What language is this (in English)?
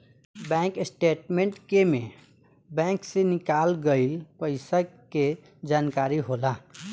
Bhojpuri